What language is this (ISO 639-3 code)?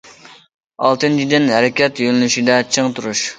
uig